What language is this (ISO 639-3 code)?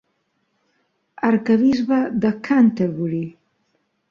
cat